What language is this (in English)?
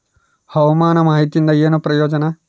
Kannada